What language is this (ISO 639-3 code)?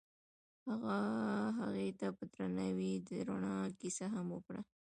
pus